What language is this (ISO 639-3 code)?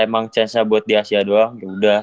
ind